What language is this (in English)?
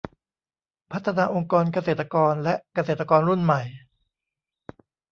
Thai